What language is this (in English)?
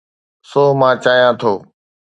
Sindhi